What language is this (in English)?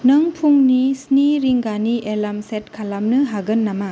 Bodo